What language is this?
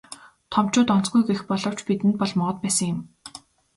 Mongolian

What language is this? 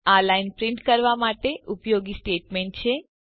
Gujarati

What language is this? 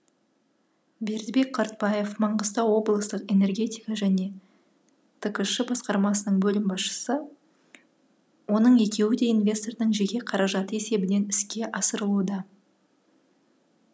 Kazakh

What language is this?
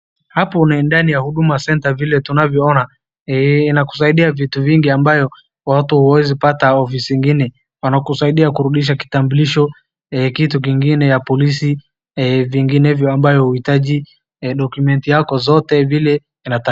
Swahili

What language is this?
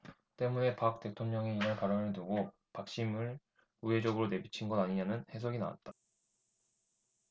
Korean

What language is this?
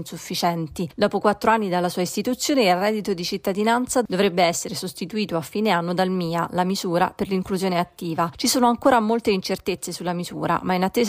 Italian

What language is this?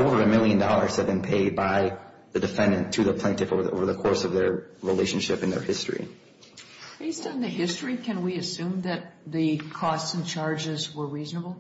English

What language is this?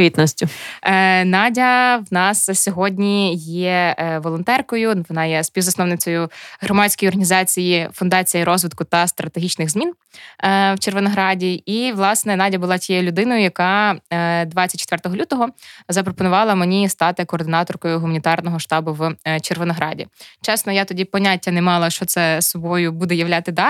Ukrainian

